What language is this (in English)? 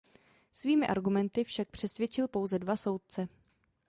Czech